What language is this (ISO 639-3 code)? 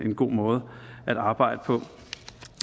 dan